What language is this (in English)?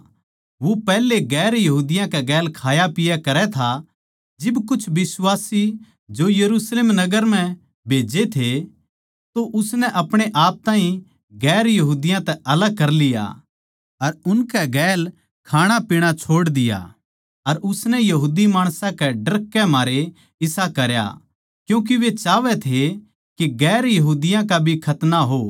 Haryanvi